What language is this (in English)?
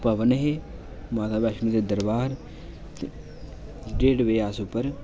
Dogri